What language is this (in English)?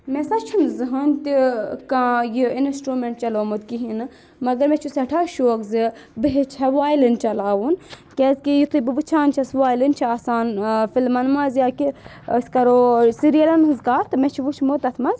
Kashmiri